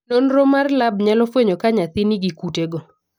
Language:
Luo (Kenya and Tanzania)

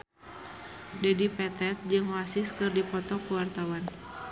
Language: Sundanese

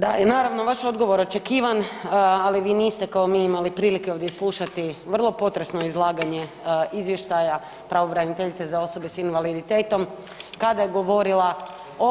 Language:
Croatian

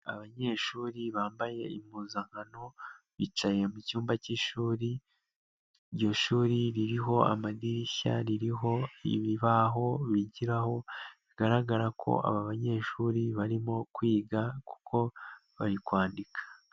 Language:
Kinyarwanda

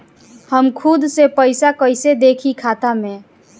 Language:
Bhojpuri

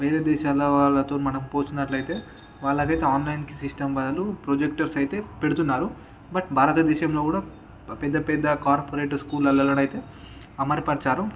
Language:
Telugu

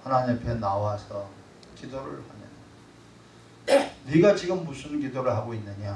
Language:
Korean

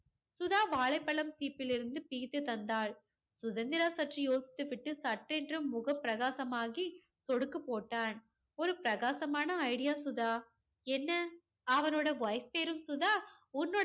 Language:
Tamil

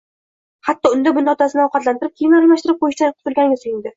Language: Uzbek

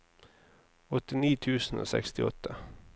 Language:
Norwegian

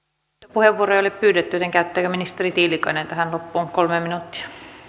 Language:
Finnish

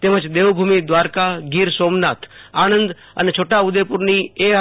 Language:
Gujarati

